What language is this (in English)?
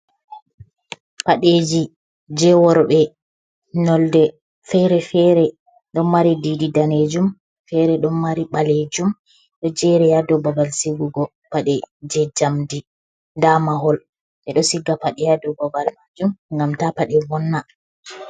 Fula